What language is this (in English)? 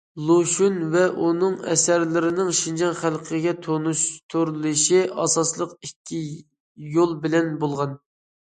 Uyghur